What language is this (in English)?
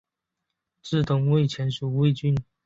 Chinese